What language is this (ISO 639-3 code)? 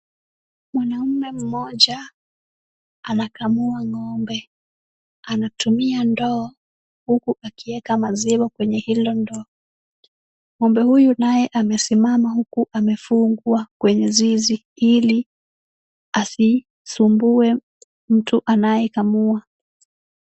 swa